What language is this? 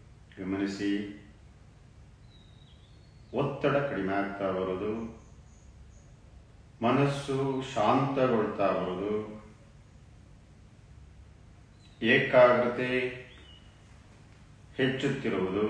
Romanian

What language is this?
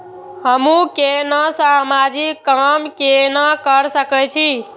Maithili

